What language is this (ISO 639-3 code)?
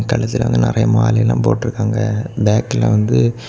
tam